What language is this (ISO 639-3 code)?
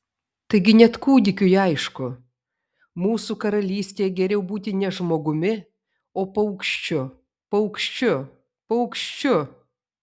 lit